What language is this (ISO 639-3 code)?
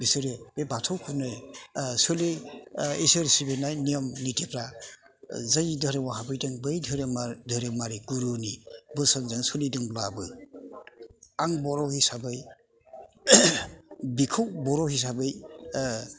brx